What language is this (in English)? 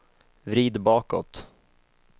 Swedish